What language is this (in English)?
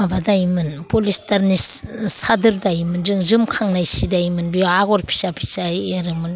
Bodo